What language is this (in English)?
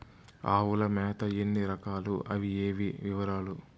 Telugu